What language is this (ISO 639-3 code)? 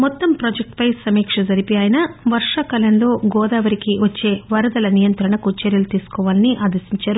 tel